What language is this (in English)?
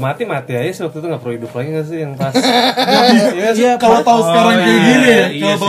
Indonesian